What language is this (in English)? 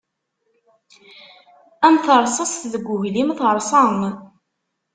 Kabyle